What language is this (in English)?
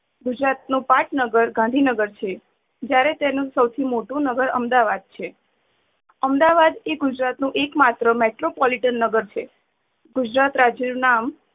Gujarati